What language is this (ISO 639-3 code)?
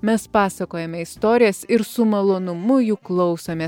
lit